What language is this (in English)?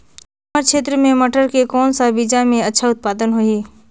Chhattisgarhi